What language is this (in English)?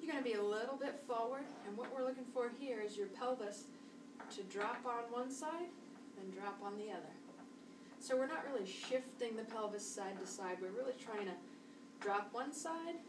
English